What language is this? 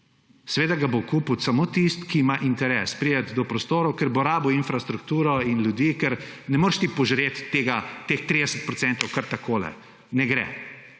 Slovenian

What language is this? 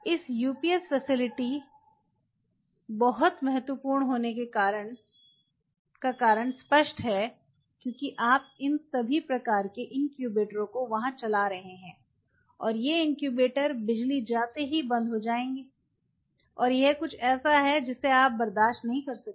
Hindi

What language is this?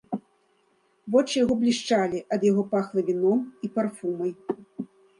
Belarusian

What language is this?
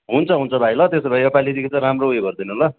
Nepali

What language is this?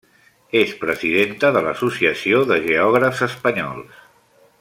Catalan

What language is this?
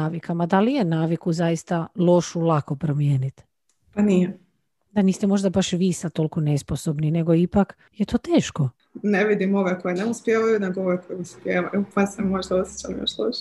Croatian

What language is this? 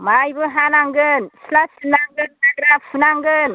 Bodo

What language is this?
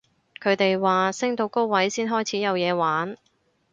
Cantonese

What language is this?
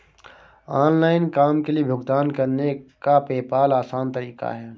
Hindi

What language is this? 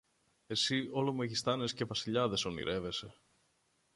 Greek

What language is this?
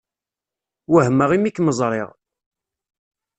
Kabyle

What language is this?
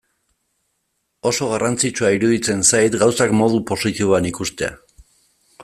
Basque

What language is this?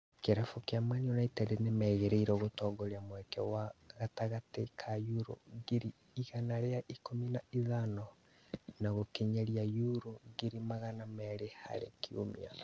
Kikuyu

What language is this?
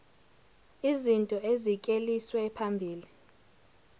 Zulu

